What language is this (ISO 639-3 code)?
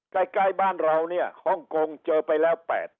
tha